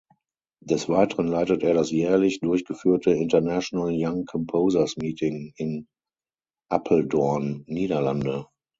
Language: German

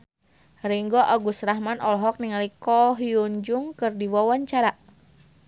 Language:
Sundanese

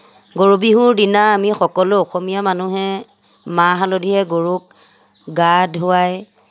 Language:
Assamese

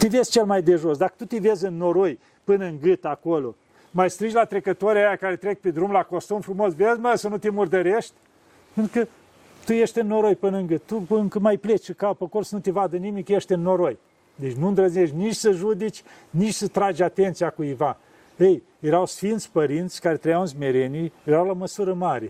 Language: Romanian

